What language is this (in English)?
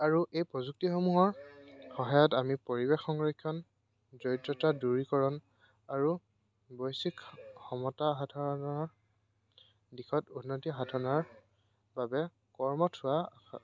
Assamese